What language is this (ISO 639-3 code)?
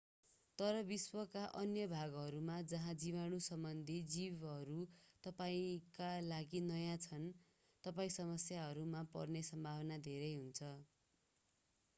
nep